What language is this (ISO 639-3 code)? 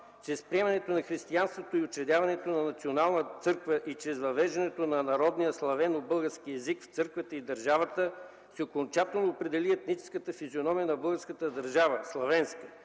bul